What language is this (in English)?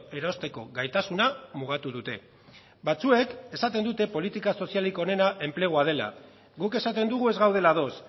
Basque